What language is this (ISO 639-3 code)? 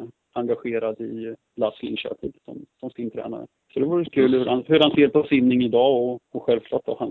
swe